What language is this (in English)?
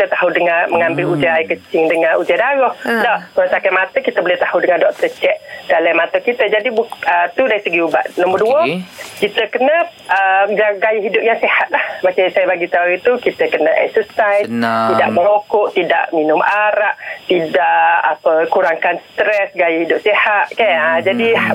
Malay